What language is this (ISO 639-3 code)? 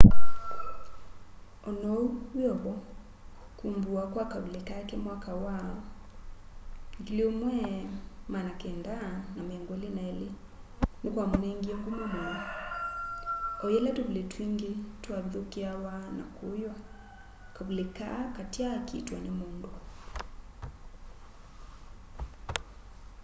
kam